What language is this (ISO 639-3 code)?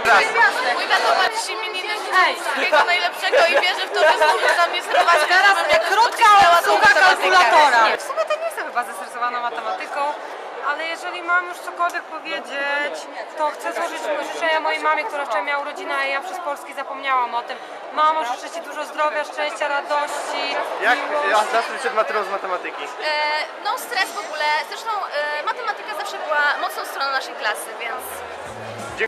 pol